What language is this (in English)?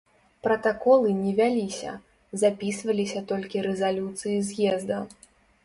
Belarusian